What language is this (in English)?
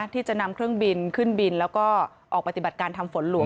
Thai